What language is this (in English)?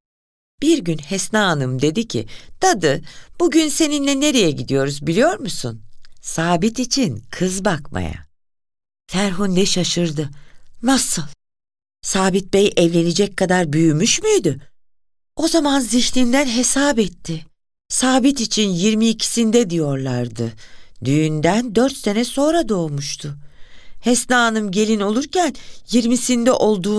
Turkish